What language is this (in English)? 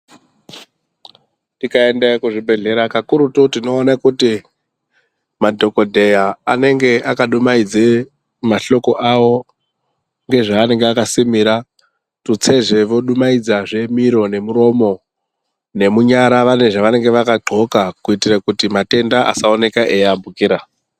Ndau